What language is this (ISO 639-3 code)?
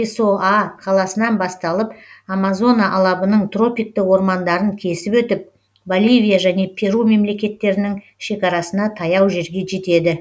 kaz